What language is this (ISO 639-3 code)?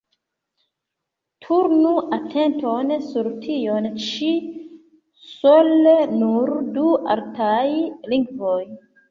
epo